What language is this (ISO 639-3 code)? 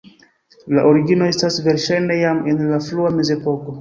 epo